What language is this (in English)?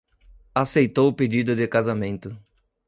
Portuguese